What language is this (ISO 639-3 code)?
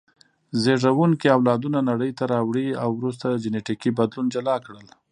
pus